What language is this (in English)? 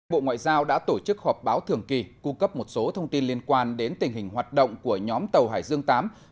Vietnamese